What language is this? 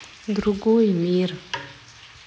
Russian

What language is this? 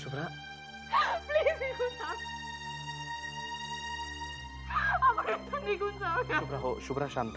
Hindi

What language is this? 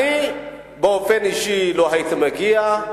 Hebrew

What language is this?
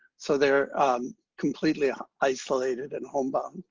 English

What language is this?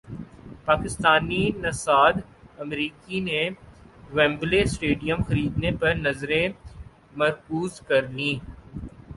Urdu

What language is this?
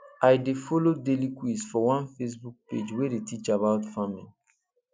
Nigerian Pidgin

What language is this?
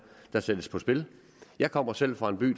Danish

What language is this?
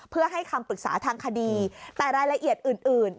Thai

